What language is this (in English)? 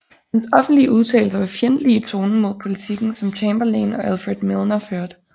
Danish